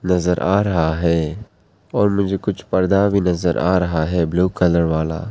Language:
Hindi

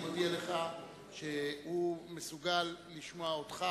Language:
Hebrew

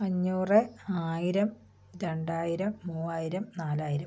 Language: Malayalam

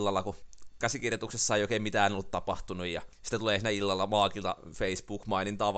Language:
Finnish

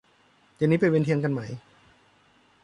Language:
Thai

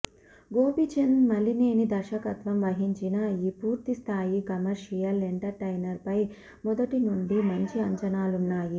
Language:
Telugu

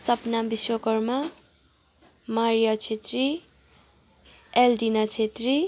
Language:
Nepali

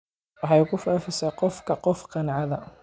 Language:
Somali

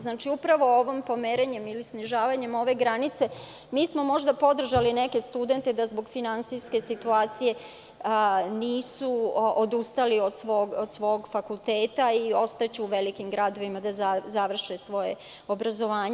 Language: Serbian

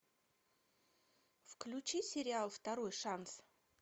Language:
Russian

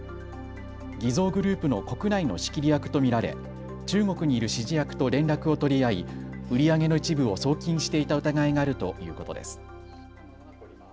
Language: Japanese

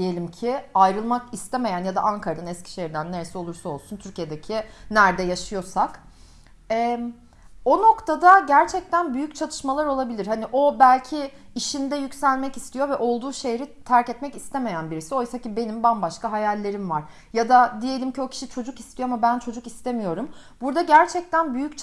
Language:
Turkish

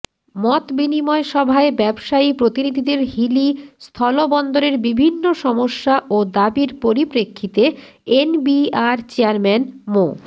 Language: Bangla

